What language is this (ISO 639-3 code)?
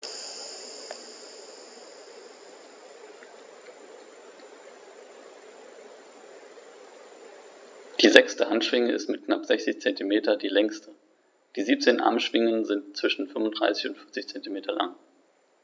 deu